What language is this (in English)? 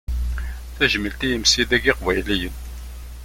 Kabyle